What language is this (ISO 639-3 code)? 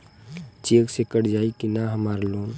bho